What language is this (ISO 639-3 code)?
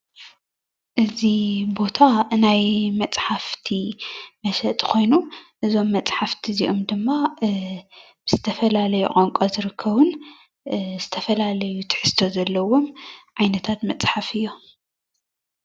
tir